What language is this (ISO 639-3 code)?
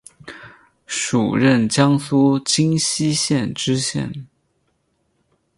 zho